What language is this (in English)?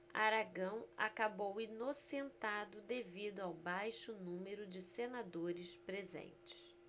Portuguese